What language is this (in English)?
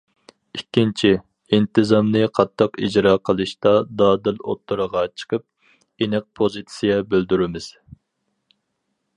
Uyghur